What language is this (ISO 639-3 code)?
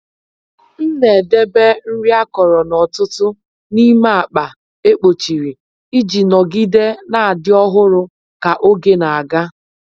ibo